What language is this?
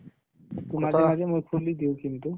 Assamese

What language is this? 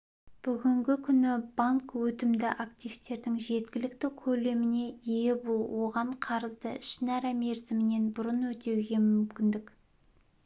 Kazakh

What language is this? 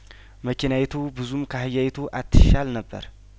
Amharic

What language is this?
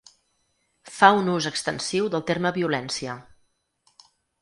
Catalan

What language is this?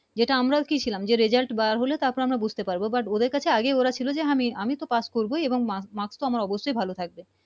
Bangla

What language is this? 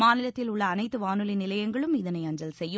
Tamil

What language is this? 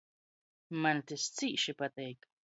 Latgalian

